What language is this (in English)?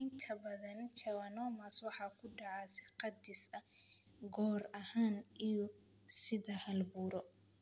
Somali